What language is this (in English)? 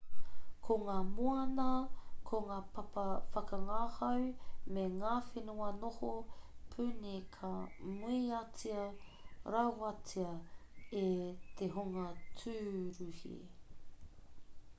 Māori